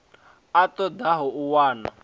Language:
Venda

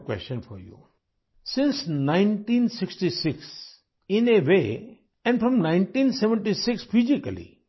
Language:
Urdu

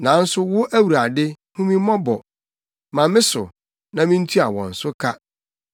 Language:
Akan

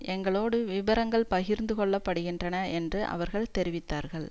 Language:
Tamil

